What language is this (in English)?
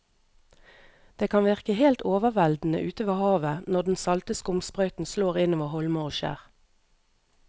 Norwegian